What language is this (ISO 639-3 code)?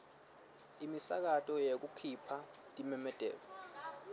ssw